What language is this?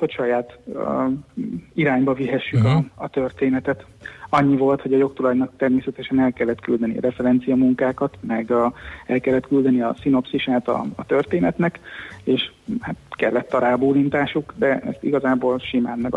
Hungarian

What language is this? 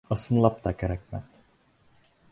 Bashkir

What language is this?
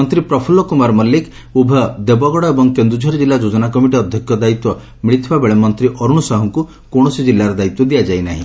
Odia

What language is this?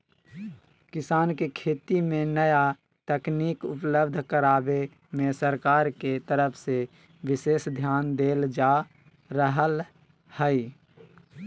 Magahi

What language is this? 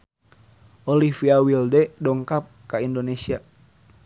Sundanese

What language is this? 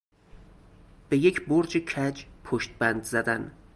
Persian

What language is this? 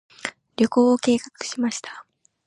Japanese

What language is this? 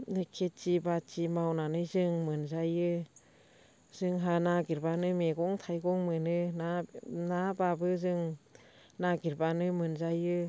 Bodo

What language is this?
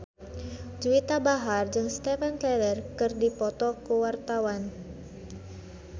Sundanese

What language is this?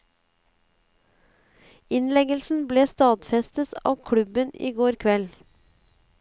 Norwegian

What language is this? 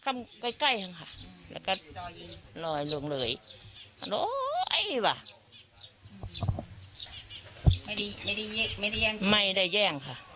Thai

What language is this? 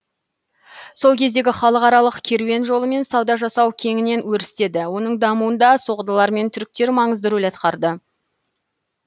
Kazakh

